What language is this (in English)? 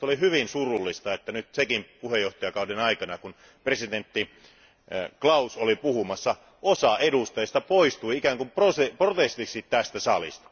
Finnish